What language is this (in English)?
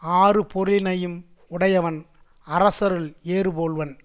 Tamil